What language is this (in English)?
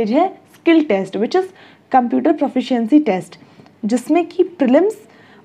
Hindi